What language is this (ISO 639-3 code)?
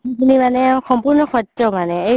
asm